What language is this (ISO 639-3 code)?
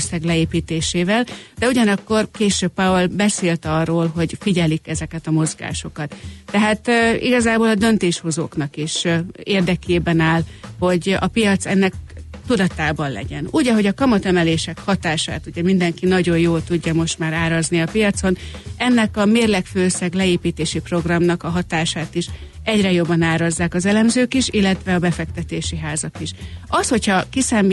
hun